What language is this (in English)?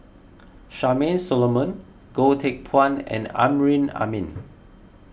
English